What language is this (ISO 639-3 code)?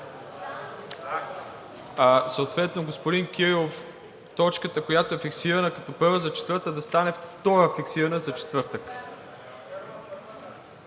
bul